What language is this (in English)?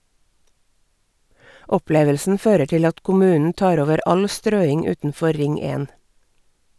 Norwegian